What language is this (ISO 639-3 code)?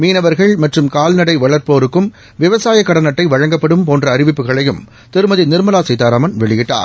tam